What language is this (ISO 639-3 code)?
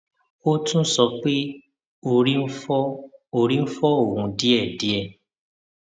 yor